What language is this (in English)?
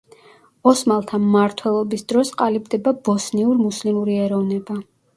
Georgian